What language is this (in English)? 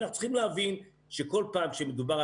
Hebrew